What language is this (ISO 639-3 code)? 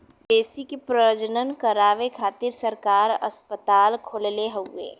bho